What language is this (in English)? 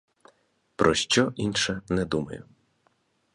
Ukrainian